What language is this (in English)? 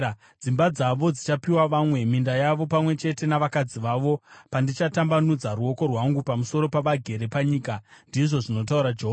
Shona